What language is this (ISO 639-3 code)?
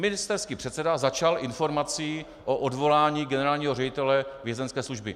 ces